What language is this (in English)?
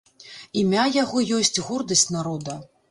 Belarusian